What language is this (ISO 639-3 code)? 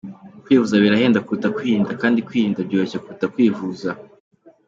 kin